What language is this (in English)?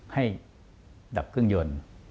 Thai